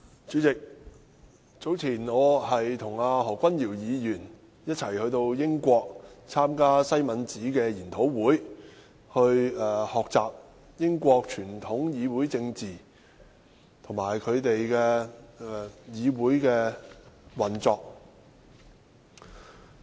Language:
Cantonese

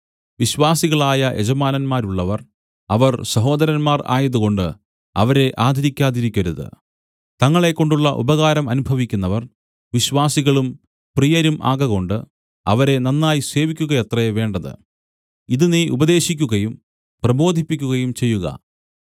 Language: Malayalam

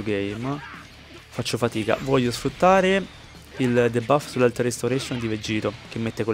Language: Italian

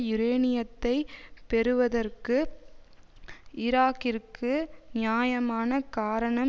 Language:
Tamil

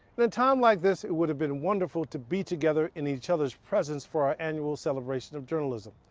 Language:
English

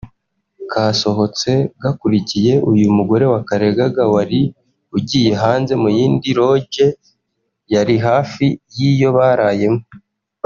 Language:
Kinyarwanda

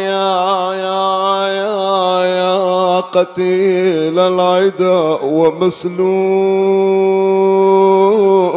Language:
Arabic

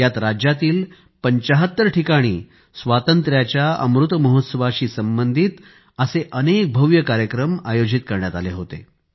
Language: Marathi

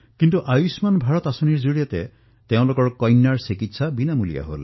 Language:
Assamese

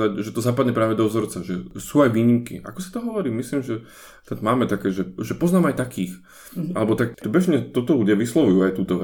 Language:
Slovak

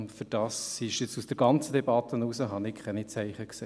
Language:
Swiss German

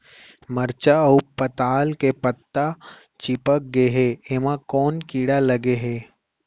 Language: Chhattisgarhi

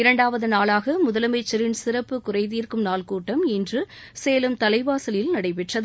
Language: Tamil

